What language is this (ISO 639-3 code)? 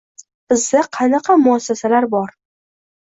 uzb